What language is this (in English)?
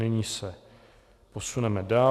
Czech